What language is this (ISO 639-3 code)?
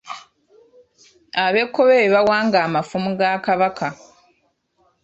lug